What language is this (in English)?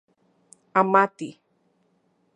Central Puebla Nahuatl